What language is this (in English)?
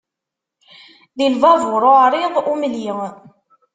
Kabyle